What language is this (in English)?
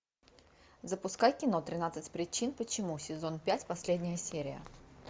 Russian